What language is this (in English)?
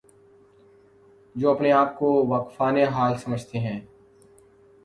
Urdu